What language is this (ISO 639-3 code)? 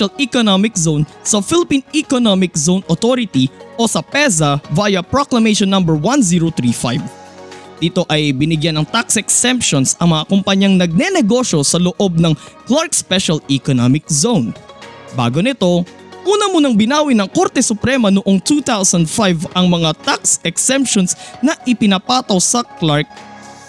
fil